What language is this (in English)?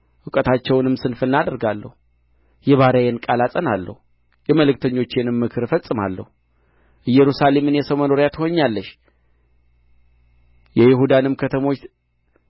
Amharic